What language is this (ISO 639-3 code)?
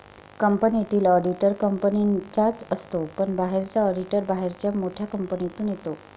mar